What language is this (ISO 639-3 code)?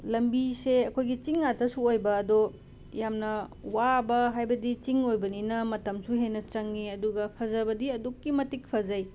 mni